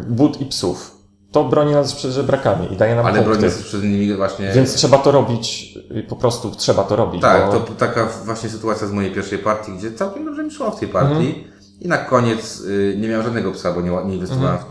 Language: Polish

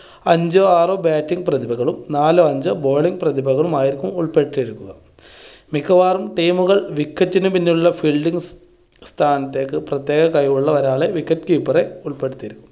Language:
Malayalam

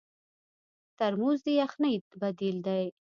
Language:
Pashto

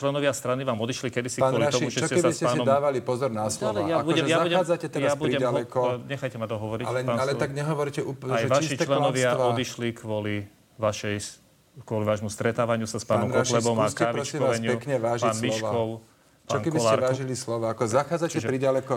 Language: Slovak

